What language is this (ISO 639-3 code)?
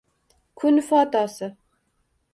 uzb